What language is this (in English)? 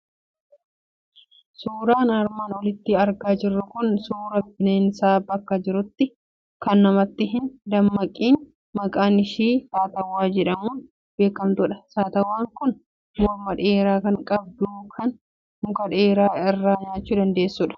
Oromo